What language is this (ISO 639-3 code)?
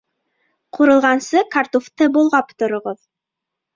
bak